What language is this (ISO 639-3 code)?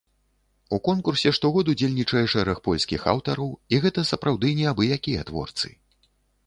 bel